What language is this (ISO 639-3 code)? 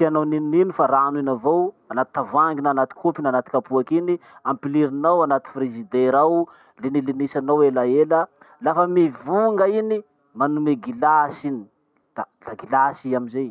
msh